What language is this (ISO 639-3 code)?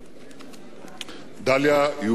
heb